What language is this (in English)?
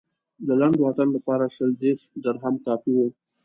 Pashto